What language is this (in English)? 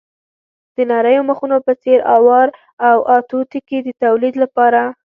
Pashto